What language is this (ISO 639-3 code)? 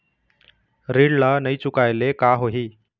hne